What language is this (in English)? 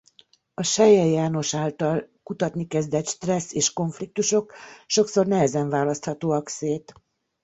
Hungarian